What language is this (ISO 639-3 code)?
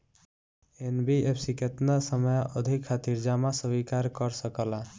bho